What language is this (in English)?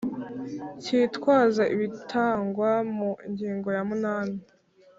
Kinyarwanda